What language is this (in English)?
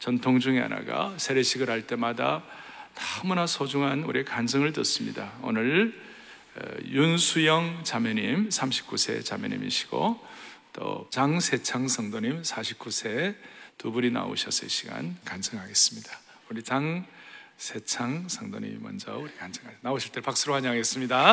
Korean